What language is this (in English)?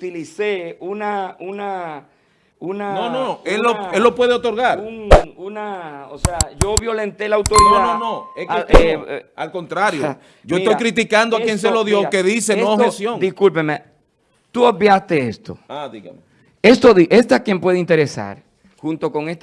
Spanish